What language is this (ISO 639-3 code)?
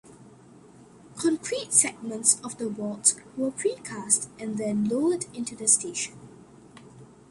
eng